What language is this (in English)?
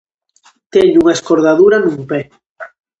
Galician